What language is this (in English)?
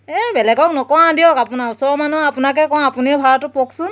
Assamese